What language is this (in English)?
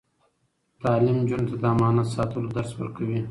Pashto